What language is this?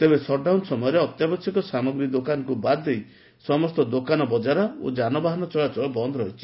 Odia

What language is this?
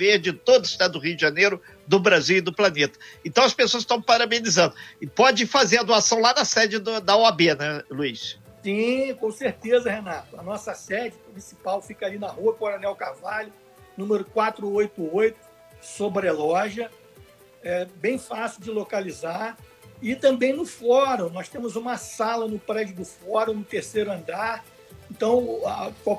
Portuguese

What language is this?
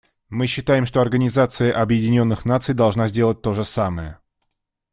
Russian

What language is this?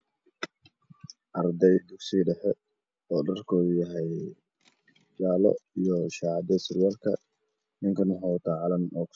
Somali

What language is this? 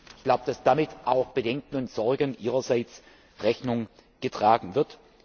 German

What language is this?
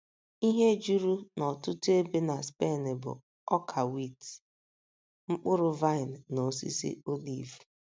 Igbo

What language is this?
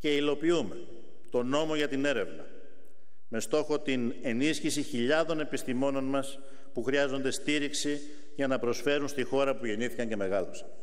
Greek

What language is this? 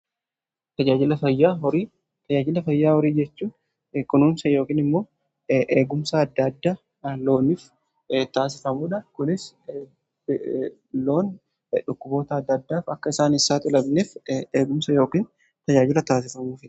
Oromo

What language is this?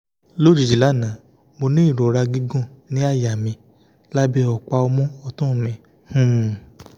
Yoruba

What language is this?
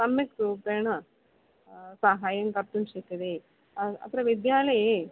Sanskrit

